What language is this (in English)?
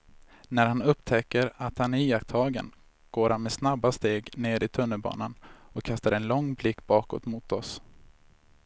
Swedish